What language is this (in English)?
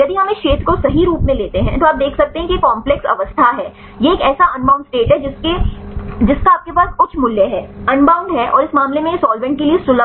Hindi